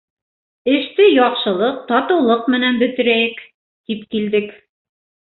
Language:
Bashkir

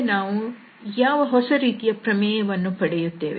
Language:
Kannada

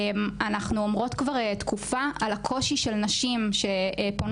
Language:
Hebrew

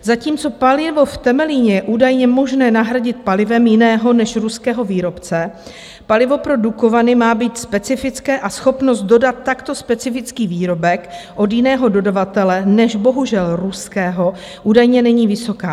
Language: Czech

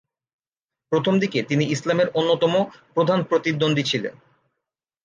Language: Bangla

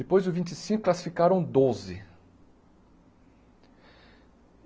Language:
Portuguese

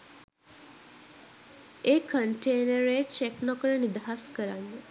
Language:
Sinhala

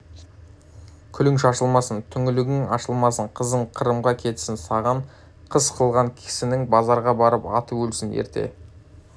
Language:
Kazakh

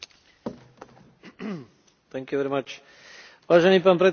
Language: Slovak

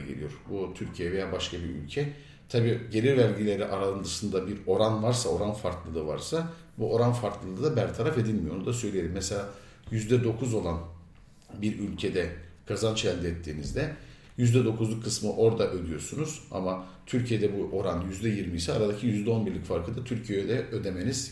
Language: Turkish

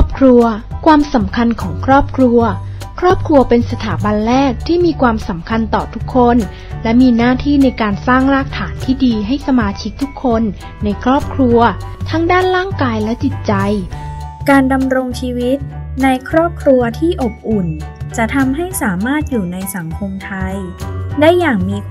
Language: Thai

